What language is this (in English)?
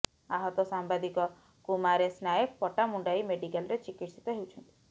Odia